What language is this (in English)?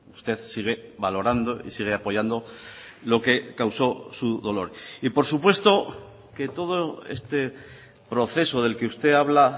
Spanish